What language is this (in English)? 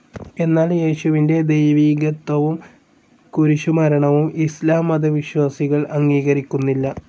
Malayalam